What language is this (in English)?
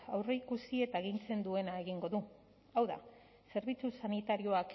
Basque